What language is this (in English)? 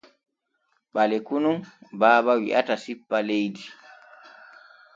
Borgu Fulfulde